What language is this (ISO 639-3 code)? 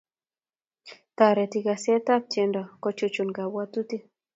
kln